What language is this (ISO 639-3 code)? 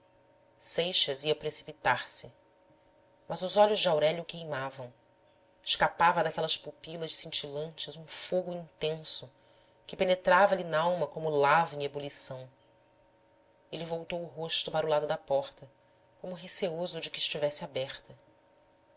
por